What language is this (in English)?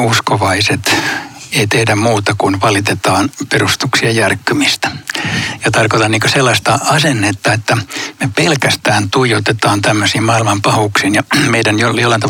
Finnish